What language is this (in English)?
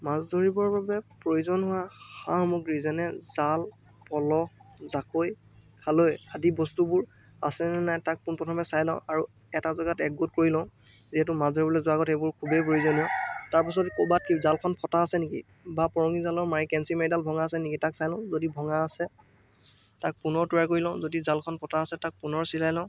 Assamese